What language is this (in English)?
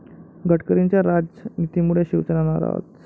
Marathi